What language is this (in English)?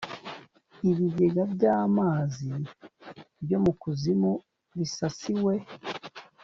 Kinyarwanda